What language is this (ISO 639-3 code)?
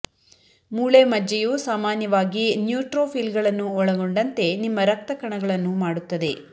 kan